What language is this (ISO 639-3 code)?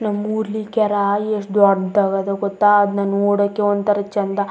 kan